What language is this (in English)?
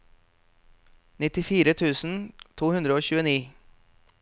Norwegian